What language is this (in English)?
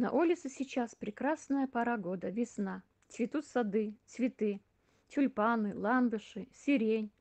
Russian